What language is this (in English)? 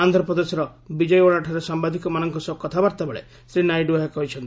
Odia